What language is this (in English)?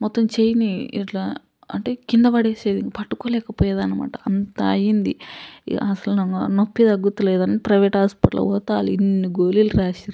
Telugu